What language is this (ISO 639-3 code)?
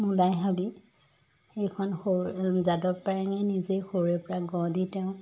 asm